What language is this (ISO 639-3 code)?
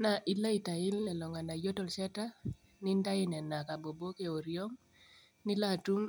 mas